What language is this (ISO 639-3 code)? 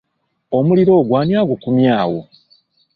lug